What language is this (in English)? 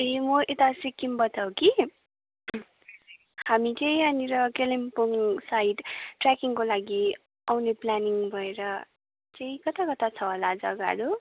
Nepali